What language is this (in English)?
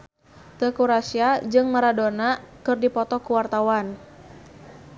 Sundanese